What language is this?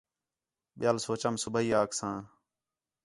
Khetrani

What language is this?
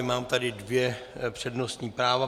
Czech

